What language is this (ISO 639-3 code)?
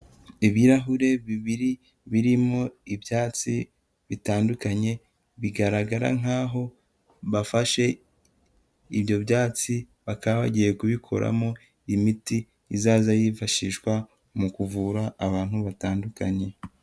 kin